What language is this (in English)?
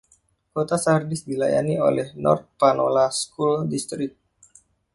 Indonesian